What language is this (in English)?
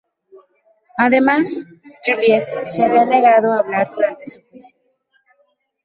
Spanish